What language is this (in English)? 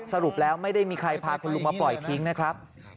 Thai